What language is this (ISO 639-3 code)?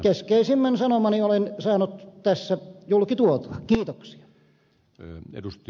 fin